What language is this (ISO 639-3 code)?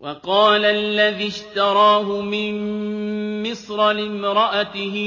ara